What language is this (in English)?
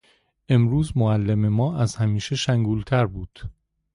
Persian